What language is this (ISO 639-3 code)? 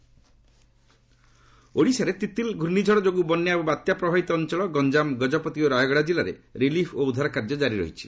ori